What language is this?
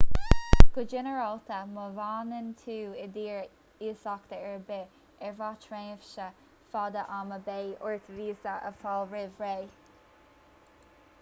Irish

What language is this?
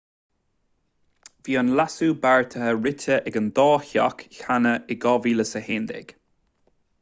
Irish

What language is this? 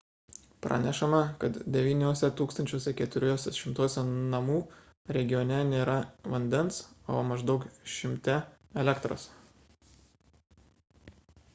Lithuanian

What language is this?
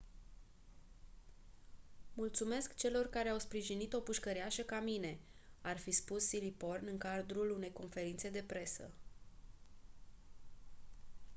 Romanian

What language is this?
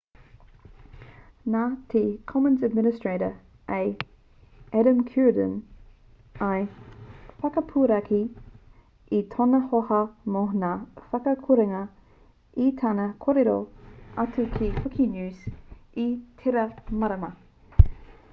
Māori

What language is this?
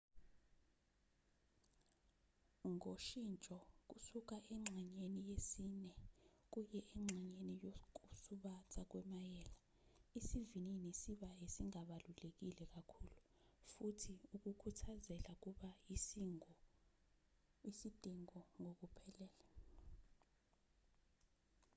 Zulu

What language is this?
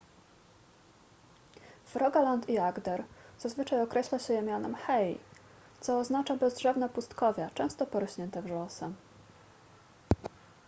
Polish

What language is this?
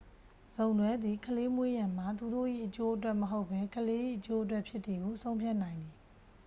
Burmese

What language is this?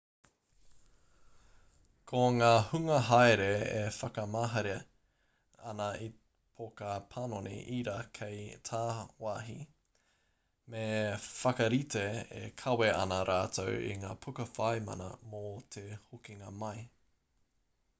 Māori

